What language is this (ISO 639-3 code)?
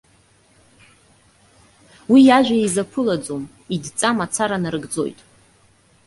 abk